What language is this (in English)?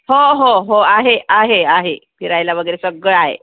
Marathi